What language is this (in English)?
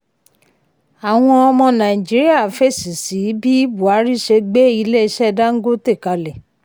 Yoruba